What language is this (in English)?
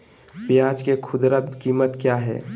Magahi